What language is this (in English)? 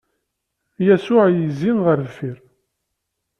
Kabyle